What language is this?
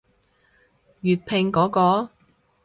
Cantonese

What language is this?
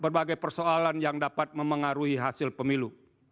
Indonesian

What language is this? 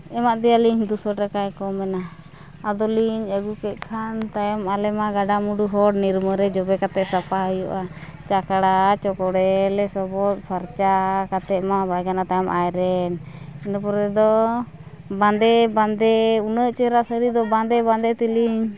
Santali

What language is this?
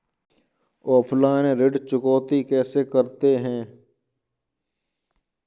Hindi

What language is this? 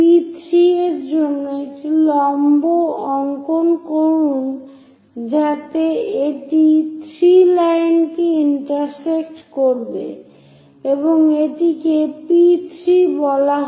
Bangla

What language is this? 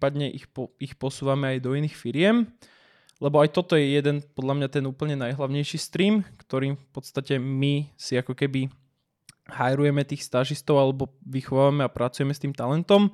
Slovak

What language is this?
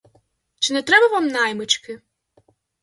Ukrainian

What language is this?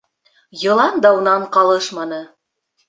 Bashkir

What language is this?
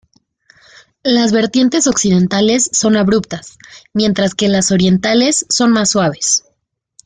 Spanish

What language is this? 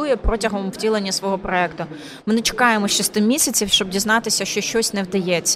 Ukrainian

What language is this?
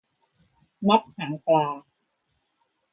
Thai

